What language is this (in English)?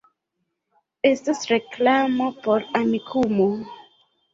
Esperanto